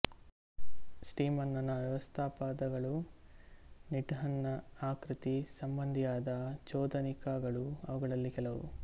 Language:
Kannada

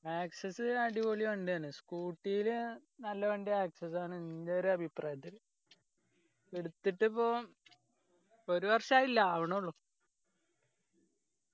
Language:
Malayalam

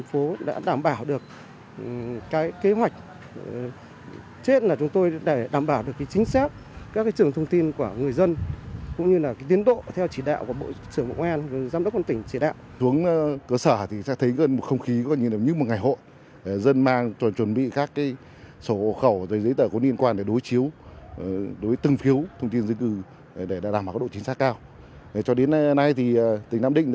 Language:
Vietnamese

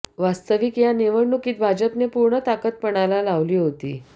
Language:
Marathi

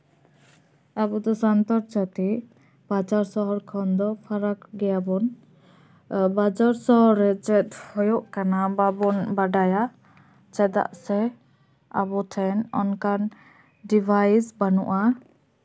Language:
Santali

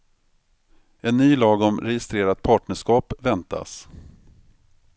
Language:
Swedish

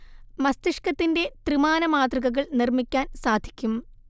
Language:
Malayalam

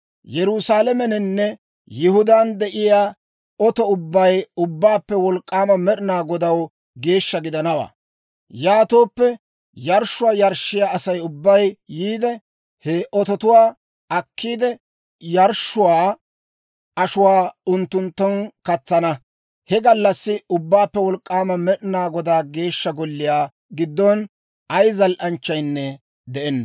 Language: Dawro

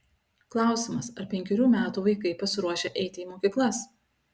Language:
Lithuanian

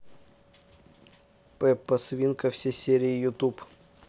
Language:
Russian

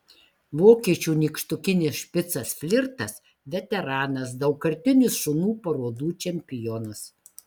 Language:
Lithuanian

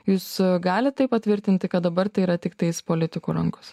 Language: Lithuanian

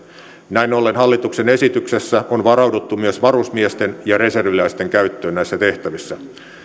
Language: Finnish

